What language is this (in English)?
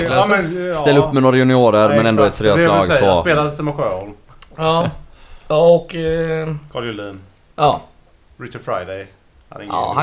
Swedish